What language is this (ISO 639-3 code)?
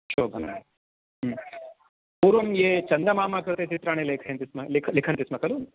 san